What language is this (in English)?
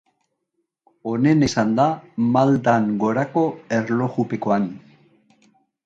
Basque